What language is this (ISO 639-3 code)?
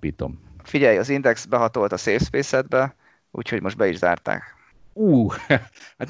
hun